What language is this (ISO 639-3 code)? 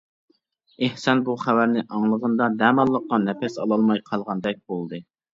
uig